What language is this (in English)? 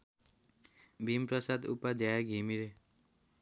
Nepali